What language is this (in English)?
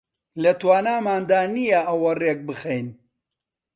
Central Kurdish